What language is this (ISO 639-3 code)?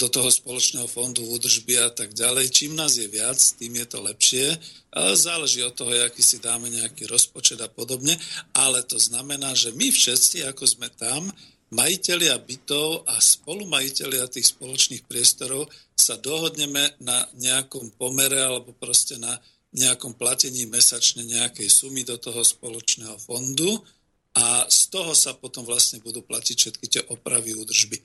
slk